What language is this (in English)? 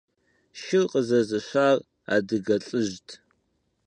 Kabardian